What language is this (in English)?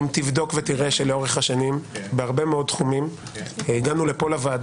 Hebrew